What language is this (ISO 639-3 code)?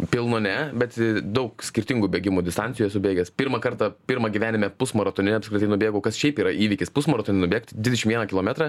lit